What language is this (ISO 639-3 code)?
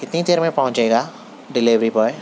urd